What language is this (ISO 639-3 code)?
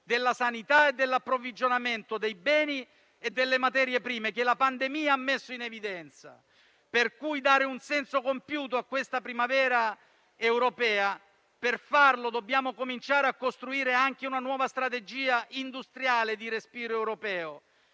ita